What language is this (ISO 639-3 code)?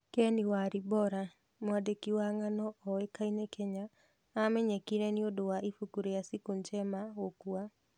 kik